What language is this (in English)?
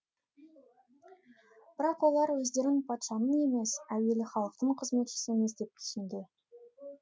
Kazakh